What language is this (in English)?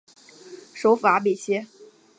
Chinese